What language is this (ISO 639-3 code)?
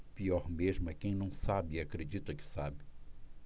por